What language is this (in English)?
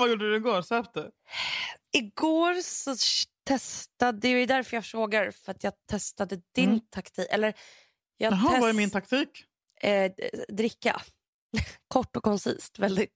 Swedish